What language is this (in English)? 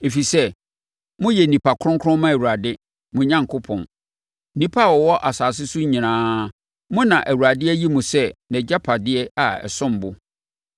Akan